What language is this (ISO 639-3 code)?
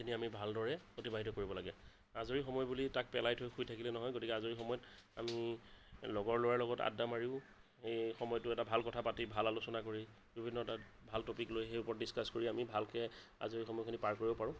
asm